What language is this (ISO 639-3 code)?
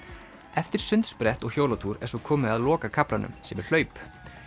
isl